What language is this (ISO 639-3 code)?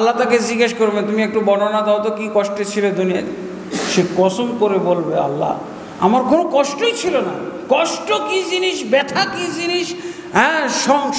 ara